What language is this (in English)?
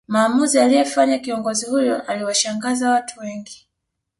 Swahili